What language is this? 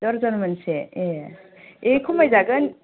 Bodo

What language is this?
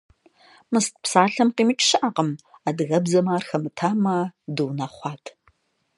Kabardian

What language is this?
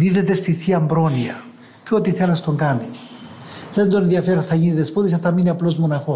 Greek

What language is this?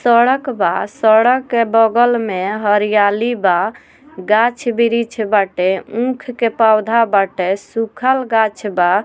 Bhojpuri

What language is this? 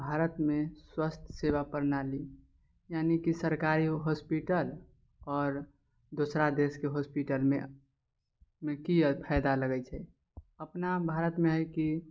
Maithili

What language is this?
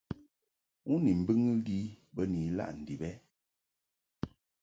Mungaka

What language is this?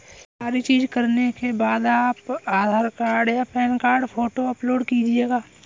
Hindi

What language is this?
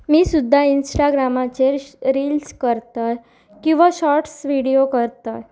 Konkani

